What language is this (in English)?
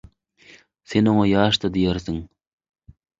Turkmen